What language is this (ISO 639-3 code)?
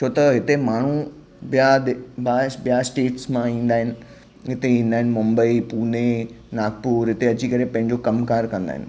snd